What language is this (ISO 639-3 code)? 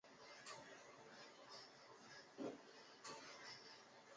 zho